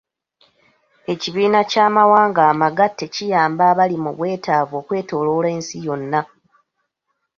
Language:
Ganda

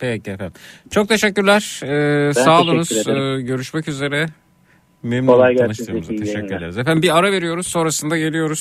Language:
Turkish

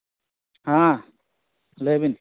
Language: Santali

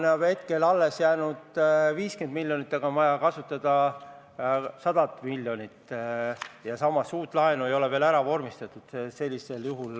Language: Estonian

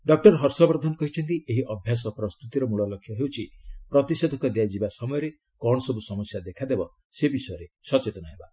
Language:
Odia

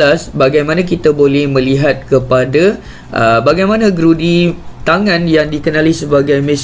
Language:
Malay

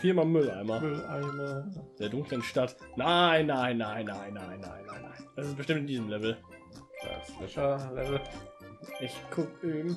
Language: German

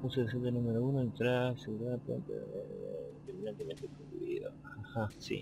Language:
Spanish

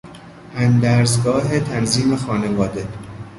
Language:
Persian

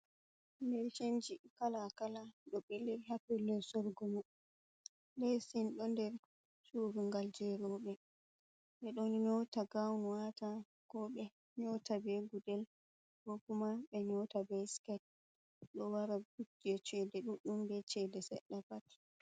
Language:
Fula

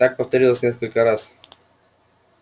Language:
Russian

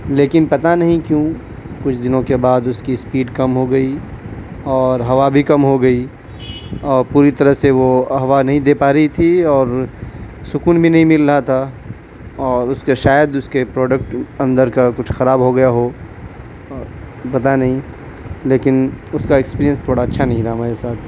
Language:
Urdu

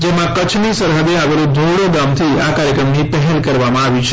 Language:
Gujarati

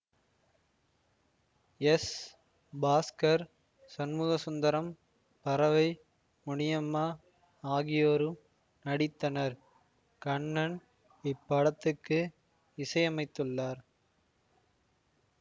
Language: Tamil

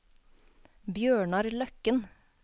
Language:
Norwegian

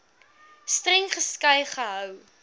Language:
Afrikaans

